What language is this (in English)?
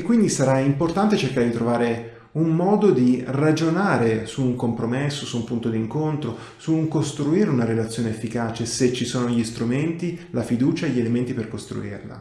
Italian